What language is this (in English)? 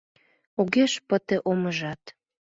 Mari